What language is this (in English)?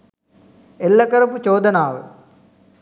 Sinhala